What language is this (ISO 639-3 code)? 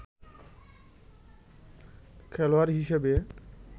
ben